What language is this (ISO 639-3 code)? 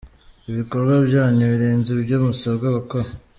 kin